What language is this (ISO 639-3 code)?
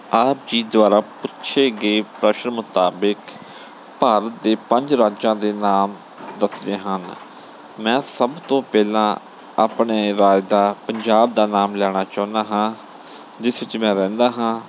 pan